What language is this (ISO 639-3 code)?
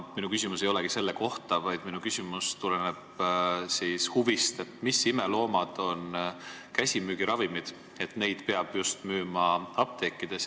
est